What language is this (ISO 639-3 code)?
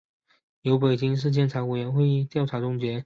zho